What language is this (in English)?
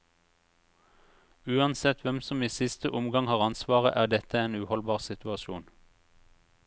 Norwegian